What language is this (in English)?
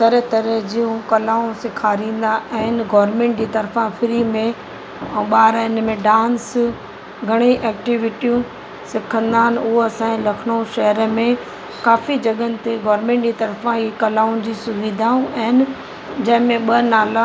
Sindhi